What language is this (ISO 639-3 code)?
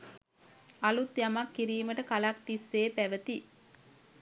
sin